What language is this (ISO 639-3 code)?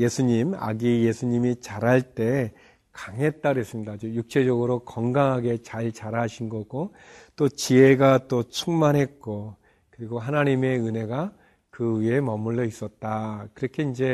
kor